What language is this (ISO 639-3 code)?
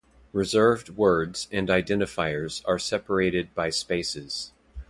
eng